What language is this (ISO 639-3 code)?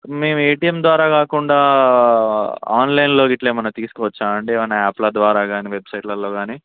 tel